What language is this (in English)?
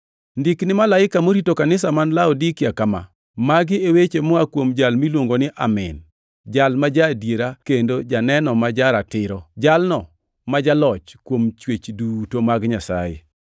Luo (Kenya and Tanzania)